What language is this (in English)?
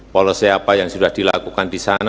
Indonesian